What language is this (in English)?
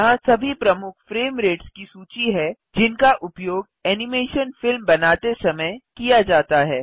Hindi